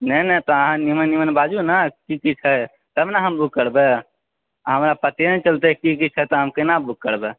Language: Maithili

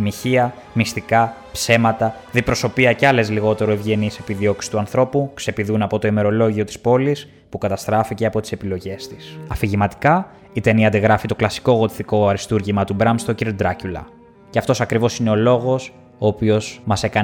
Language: Greek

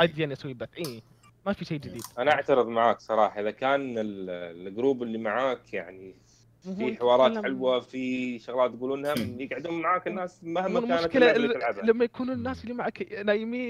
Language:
Arabic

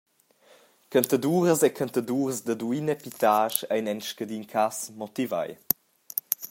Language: Romansh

